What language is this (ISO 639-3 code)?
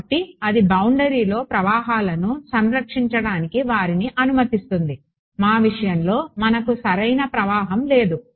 tel